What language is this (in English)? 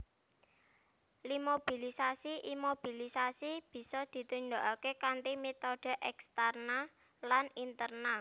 Javanese